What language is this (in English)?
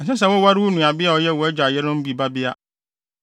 Akan